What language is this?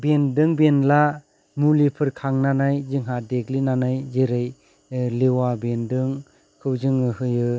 Bodo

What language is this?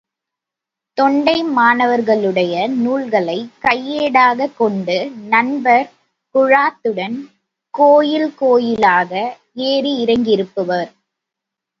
Tamil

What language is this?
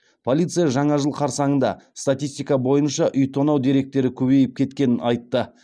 Kazakh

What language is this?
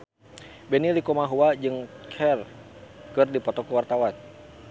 Sundanese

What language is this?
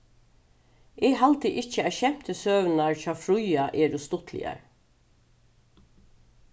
Faroese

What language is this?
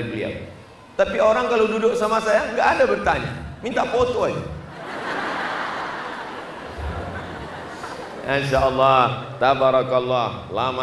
Indonesian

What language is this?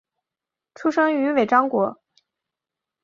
Chinese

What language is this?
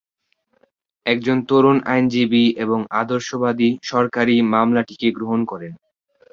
Bangla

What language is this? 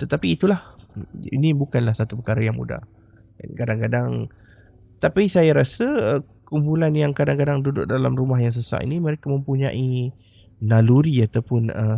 Malay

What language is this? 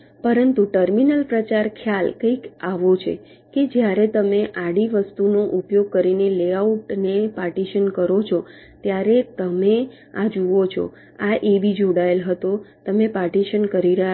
Gujarati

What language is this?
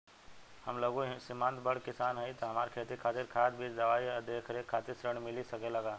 Bhojpuri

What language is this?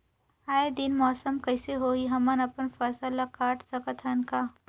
Chhattisgarhi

